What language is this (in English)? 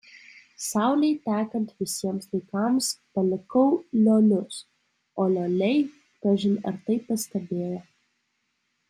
Lithuanian